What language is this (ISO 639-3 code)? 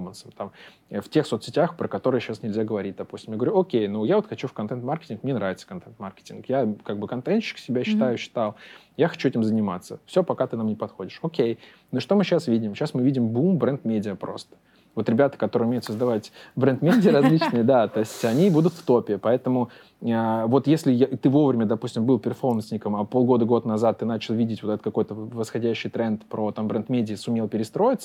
rus